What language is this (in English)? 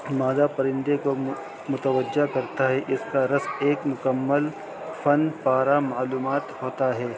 Urdu